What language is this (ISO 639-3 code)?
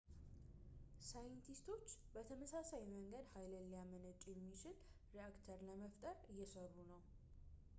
amh